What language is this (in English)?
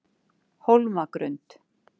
Icelandic